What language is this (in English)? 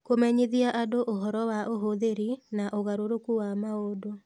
Kikuyu